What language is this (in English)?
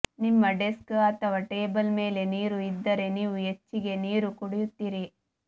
Kannada